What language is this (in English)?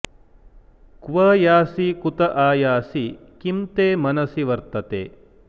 Sanskrit